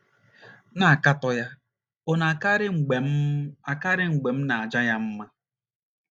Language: Igbo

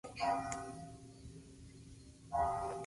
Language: Spanish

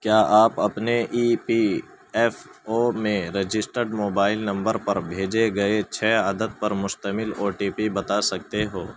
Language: Urdu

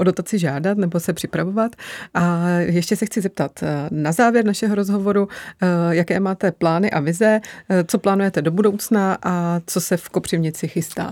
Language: Czech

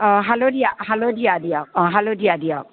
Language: Assamese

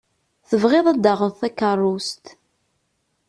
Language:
Kabyle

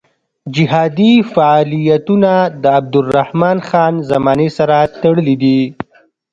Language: Pashto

